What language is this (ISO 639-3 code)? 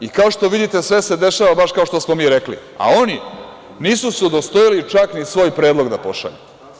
srp